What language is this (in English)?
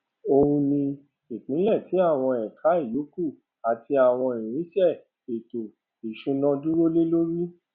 Yoruba